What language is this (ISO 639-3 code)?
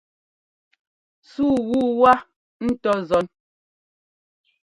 jgo